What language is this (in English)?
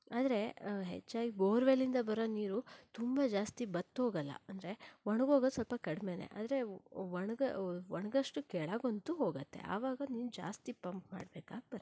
Kannada